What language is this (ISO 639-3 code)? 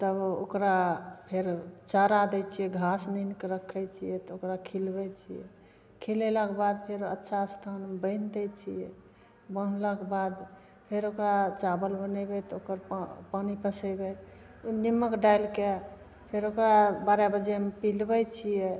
mai